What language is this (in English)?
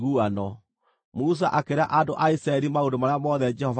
Kikuyu